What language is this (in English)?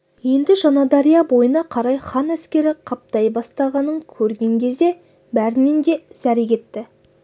Kazakh